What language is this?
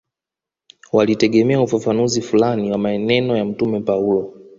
Swahili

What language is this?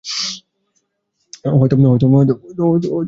Bangla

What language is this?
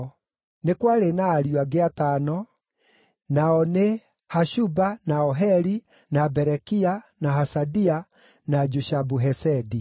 Kikuyu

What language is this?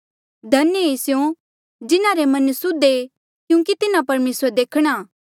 Mandeali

